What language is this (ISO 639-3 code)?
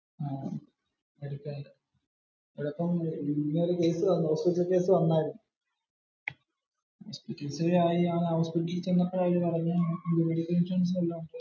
mal